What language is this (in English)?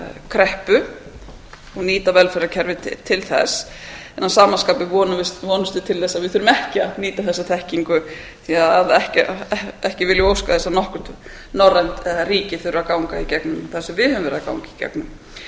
Icelandic